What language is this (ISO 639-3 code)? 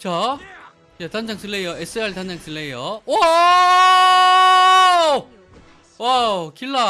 kor